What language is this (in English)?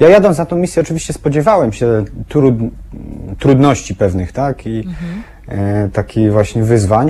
Polish